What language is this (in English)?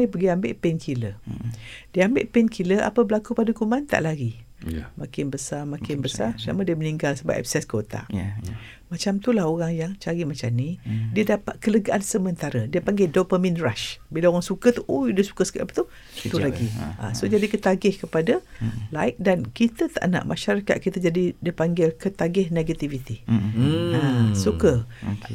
Malay